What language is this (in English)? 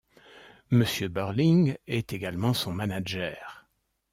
French